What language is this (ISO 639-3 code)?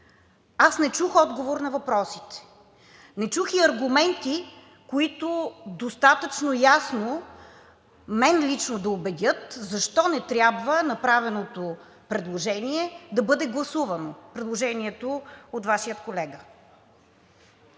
bul